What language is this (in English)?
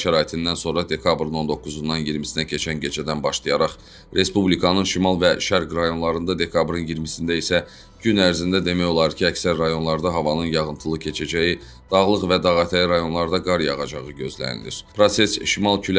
Turkish